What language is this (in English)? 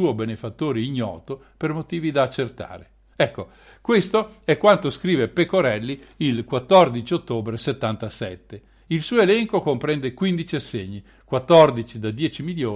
Italian